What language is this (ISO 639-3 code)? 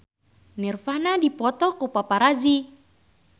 sun